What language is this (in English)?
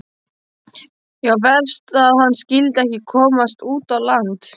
Icelandic